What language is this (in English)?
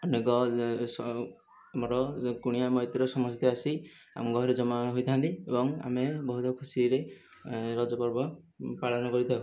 Odia